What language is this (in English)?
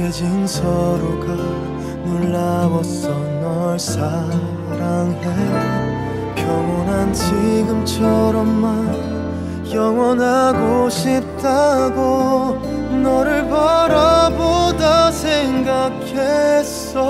Korean